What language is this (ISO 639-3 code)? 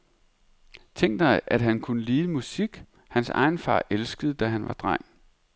dan